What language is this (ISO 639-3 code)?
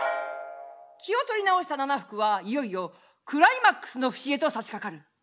jpn